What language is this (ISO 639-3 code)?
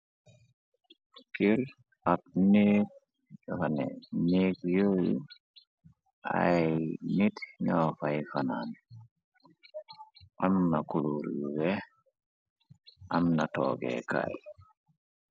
wol